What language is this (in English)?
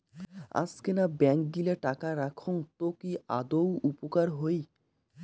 Bangla